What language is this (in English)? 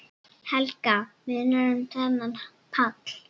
Icelandic